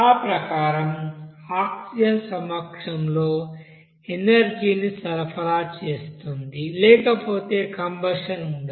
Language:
Telugu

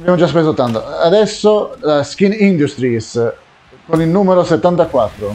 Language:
Italian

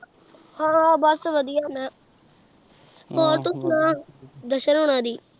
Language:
Punjabi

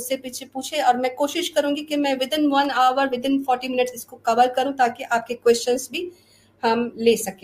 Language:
Urdu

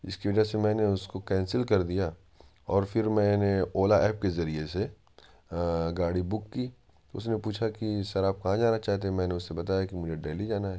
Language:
Urdu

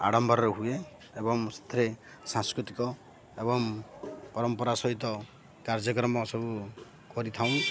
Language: Odia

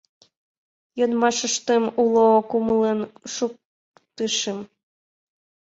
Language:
Mari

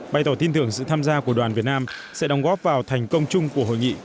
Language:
Vietnamese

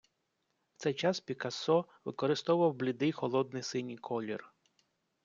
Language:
Ukrainian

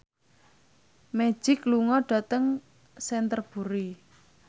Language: Javanese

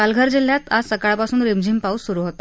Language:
Marathi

